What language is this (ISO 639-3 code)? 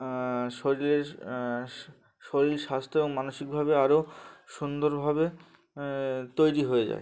ben